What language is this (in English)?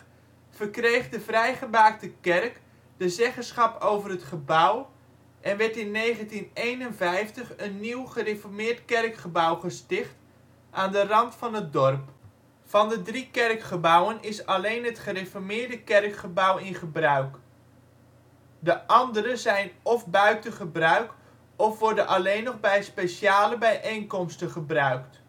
Dutch